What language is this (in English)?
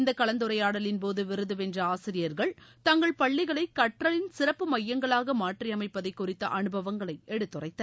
Tamil